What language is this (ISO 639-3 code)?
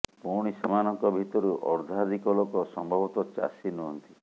ori